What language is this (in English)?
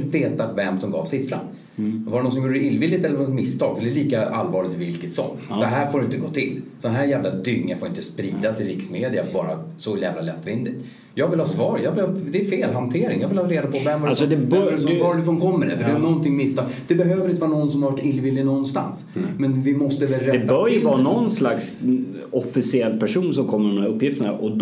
Swedish